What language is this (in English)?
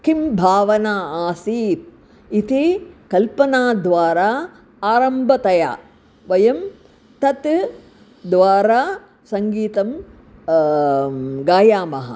Sanskrit